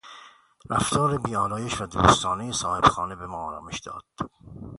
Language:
Persian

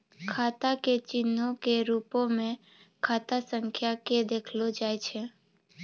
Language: Maithili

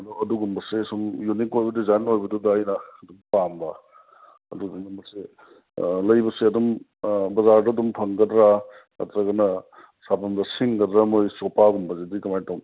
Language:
Manipuri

